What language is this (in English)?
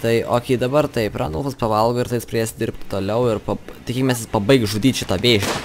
Lithuanian